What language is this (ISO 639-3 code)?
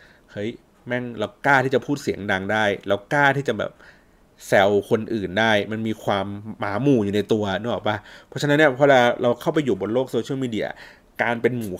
tha